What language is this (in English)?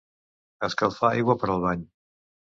Catalan